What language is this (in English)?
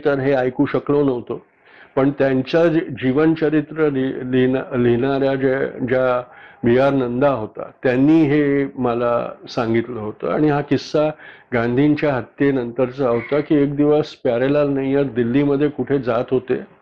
Marathi